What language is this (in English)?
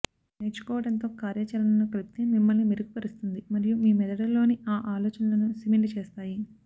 Telugu